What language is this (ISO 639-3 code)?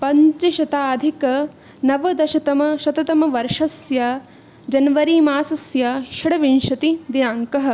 san